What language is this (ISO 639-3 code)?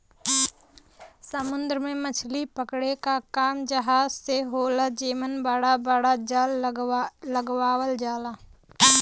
bho